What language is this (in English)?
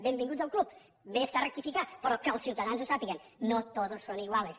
Catalan